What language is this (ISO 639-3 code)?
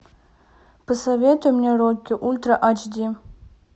rus